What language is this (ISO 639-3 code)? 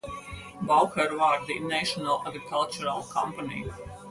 deu